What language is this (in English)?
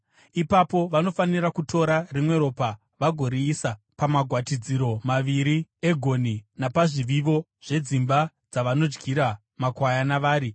Shona